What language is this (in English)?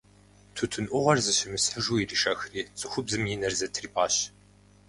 Kabardian